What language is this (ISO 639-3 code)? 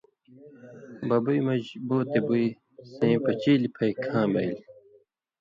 mvy